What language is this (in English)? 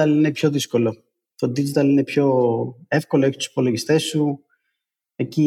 Greek